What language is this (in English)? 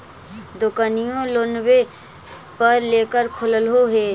Magahi